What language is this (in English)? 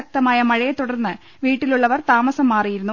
Malayalam